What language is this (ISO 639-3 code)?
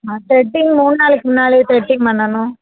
tam